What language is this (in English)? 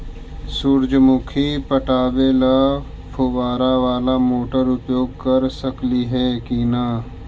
Magahi